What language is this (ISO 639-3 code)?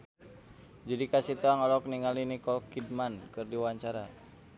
sun